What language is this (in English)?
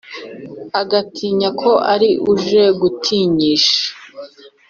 Kinyarwanda